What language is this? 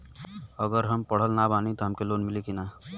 Bhojpuri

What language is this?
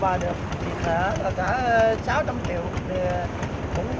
Vietnamese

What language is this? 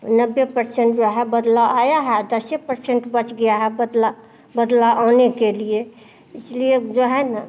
Hindi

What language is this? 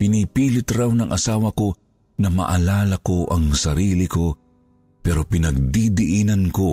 Filipino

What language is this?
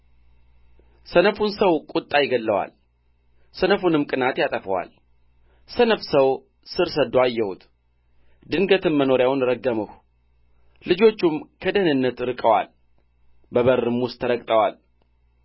Amharic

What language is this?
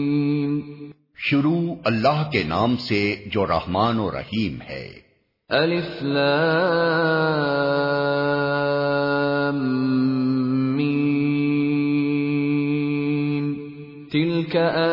Urdu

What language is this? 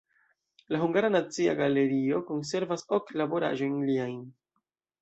Esperanto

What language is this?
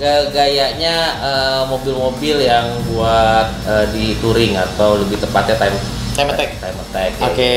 Indonesian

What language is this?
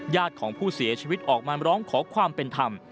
Thai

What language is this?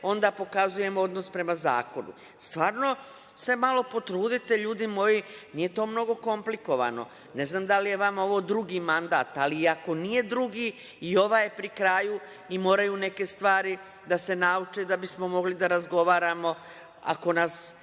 Serbian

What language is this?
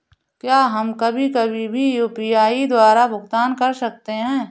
Hindi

